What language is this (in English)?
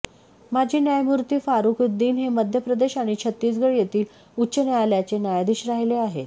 Marathi